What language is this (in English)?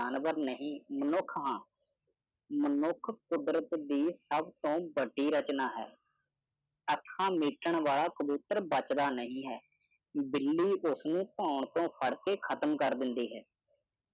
Punjabi